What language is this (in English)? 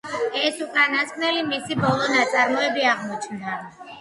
Georgian